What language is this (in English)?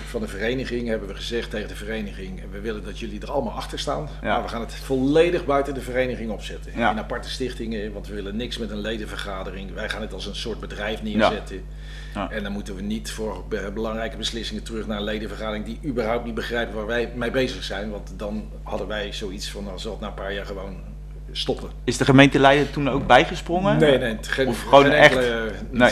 Dutch